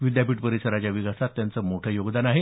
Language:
Marathi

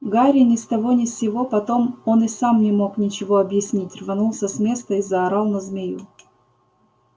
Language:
Russian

